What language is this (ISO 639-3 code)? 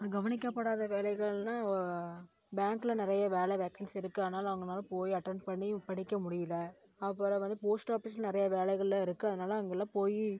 tam